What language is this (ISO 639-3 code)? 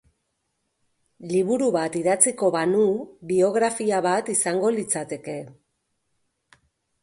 eus